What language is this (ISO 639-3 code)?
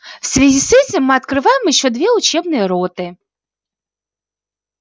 rus